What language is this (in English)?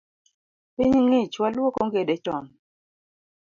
Luo (Kenya and Tanzania)